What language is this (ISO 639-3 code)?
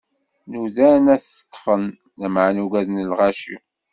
kab